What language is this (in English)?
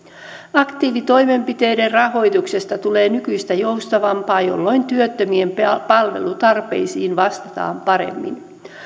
Finnish